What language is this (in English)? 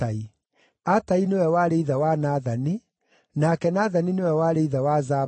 Kikuyu